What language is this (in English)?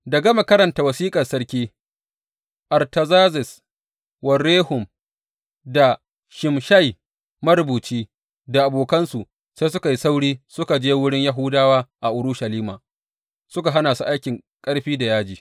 Hausa